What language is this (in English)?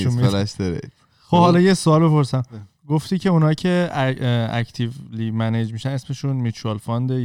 Persian